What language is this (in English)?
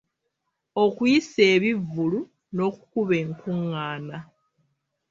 Ganda